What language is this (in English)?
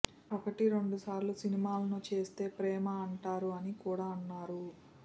Telugu